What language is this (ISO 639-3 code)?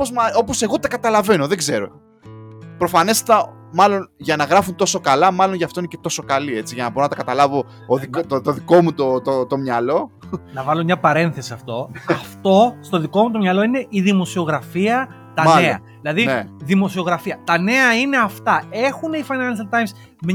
ell